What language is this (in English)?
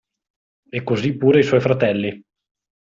Italian